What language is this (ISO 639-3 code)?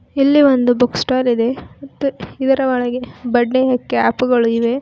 kan